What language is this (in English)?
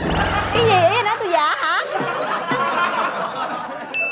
Vietnamese